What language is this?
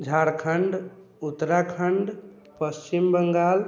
Maithili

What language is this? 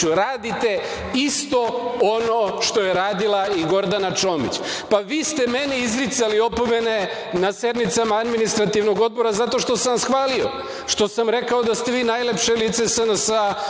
Serbian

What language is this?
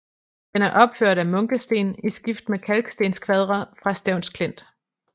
Danish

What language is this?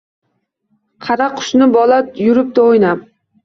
Uzbek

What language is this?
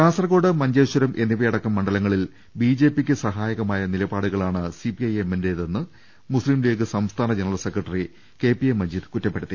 Malayalam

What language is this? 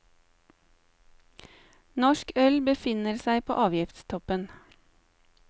Norwegian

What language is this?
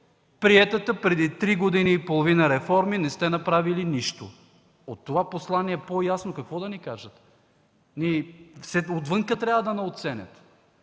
Bulgarian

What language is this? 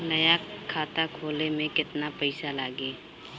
Bhojpuri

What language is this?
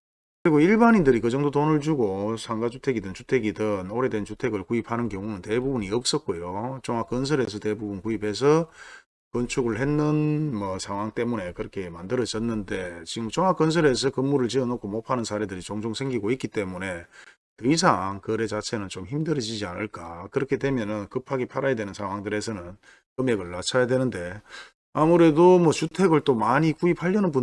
Korean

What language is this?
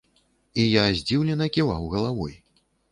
Belarusian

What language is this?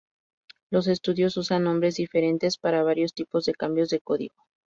Spanish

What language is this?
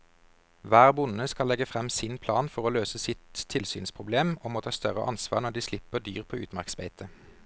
Norwegian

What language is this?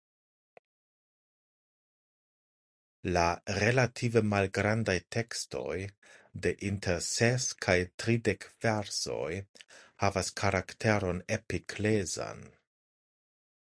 Esperanto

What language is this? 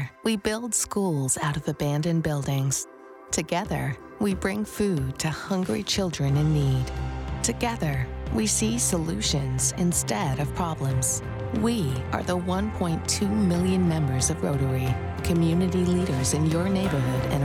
English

